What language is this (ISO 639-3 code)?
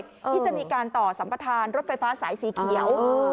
tha